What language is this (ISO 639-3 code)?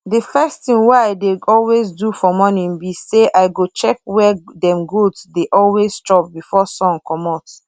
pcm